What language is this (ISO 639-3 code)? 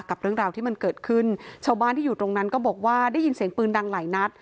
tha